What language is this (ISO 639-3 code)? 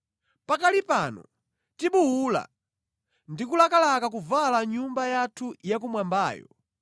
nya